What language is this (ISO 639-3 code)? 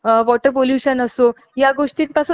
mar